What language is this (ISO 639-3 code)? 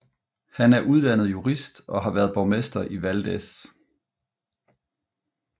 dan